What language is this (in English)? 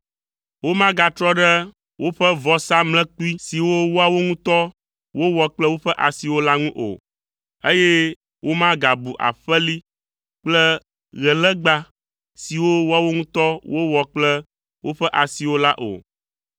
Ewe